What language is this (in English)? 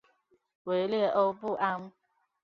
Chinese